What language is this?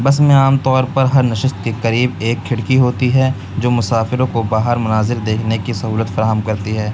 Urdu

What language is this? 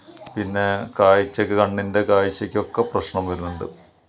Malayalam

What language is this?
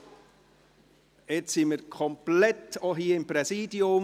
Swiss German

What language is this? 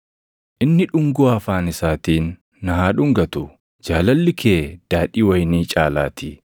Oromo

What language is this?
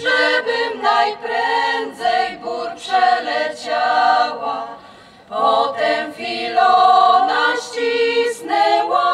Polish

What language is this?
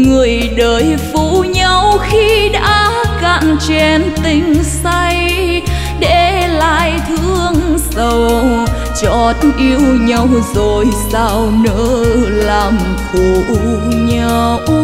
Vietnamese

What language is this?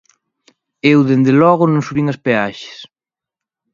Galician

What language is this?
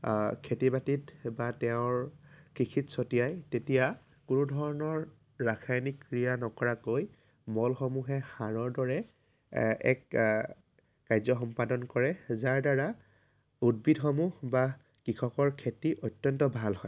Assamese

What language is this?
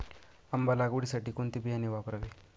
Marathi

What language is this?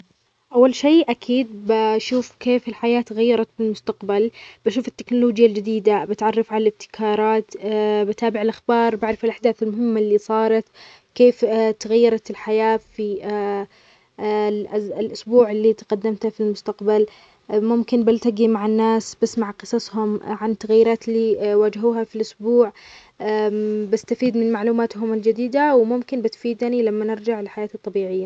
Omani Arabic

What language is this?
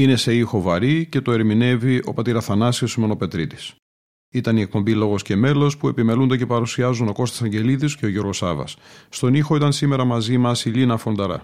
Greek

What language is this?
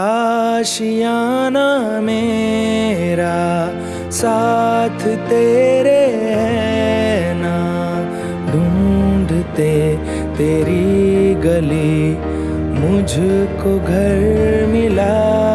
Hindi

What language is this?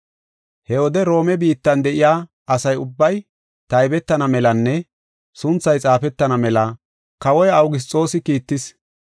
Gofa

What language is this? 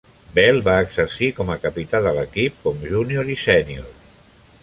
Catalan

